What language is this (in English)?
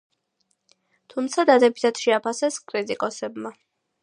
Georgian